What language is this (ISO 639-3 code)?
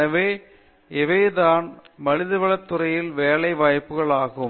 tam